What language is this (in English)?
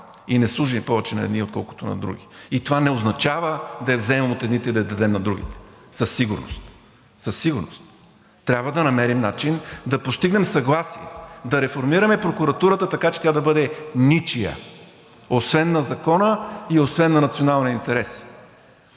Bulgarian